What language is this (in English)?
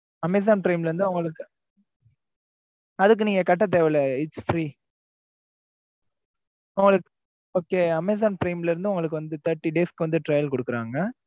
Tamil